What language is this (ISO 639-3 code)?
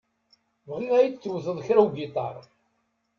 kab